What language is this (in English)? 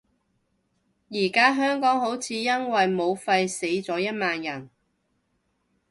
Cantonese